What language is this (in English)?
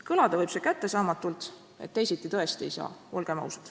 Estonian